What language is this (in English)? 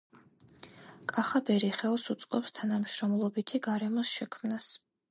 Georgian